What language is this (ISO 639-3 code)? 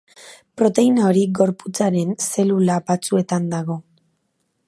eus